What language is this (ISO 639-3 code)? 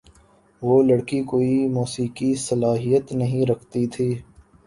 urd